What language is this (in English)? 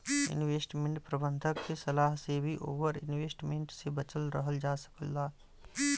Bhojpuri